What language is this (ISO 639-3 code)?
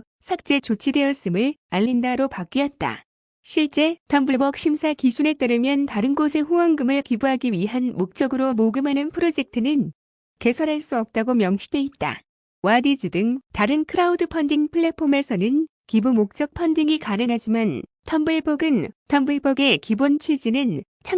kor